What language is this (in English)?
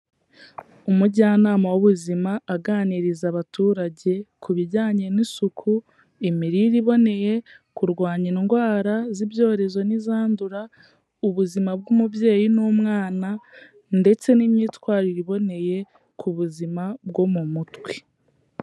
Kinyarwanda